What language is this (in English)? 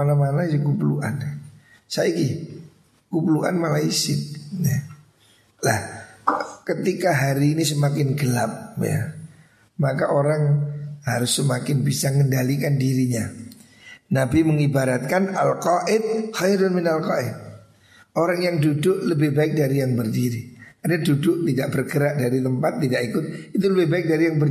Indonesian